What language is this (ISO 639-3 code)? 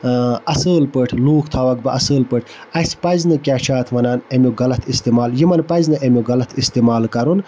kas